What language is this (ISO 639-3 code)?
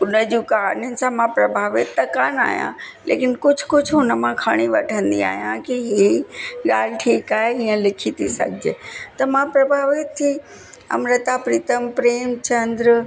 snd